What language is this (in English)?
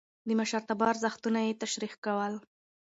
Pashto